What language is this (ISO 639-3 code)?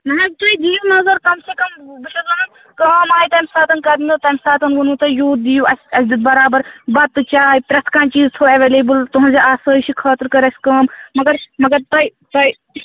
kas